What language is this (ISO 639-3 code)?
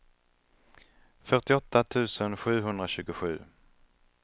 swe